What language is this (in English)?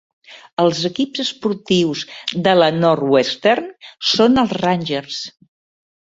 Catalan